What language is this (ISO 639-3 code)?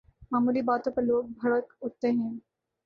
urd